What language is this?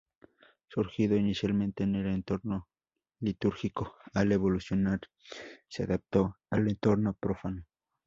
Spanish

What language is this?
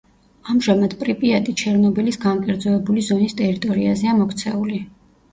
Georgian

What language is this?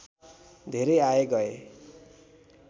Nepali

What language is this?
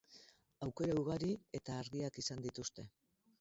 Basque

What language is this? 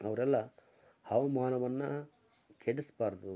Kannada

